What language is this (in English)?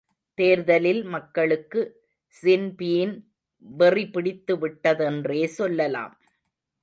Tamil